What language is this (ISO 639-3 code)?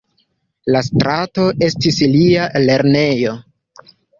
epo